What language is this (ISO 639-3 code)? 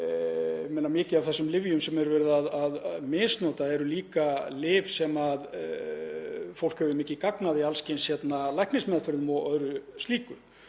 isl